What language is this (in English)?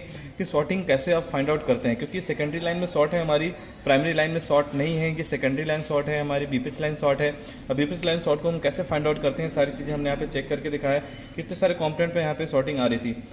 Hindi